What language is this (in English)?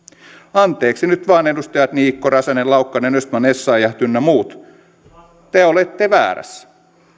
Finnish